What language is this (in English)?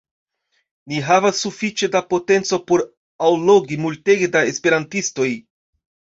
Esperanto